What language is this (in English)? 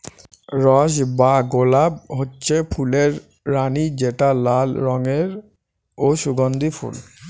Bangla